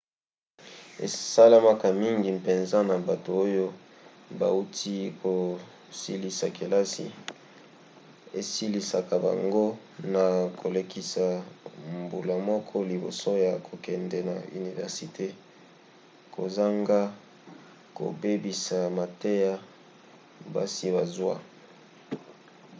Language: Lingala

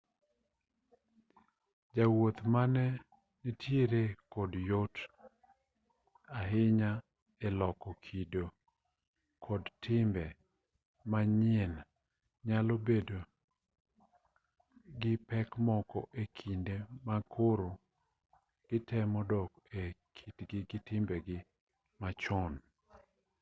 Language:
Luo (Kenya and Tanzania)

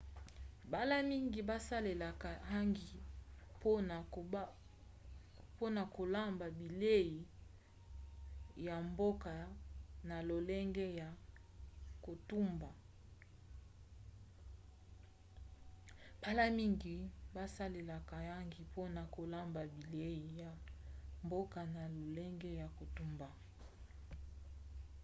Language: Lingala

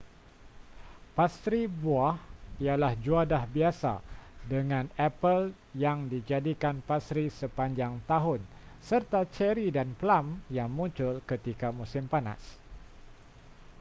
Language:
Malay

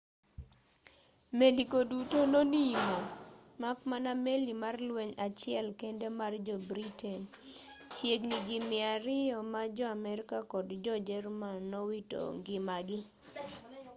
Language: Luo (Kenya and Tanzania)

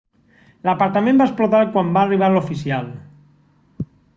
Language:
Catalan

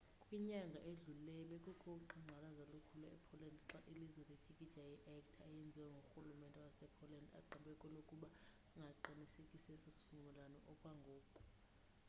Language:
Xhosa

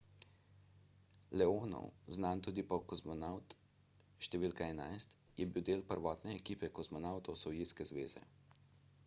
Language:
Slovenian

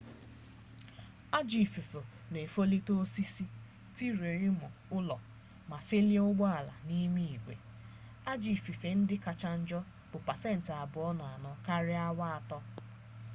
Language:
Igbo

